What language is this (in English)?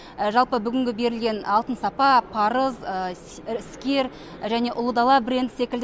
Kazakh